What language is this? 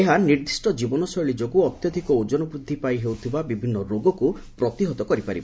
Odia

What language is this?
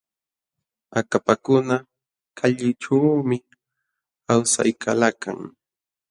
Jauja Wanca Quechua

